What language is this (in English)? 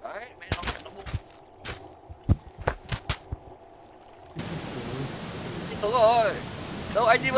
Vietnamese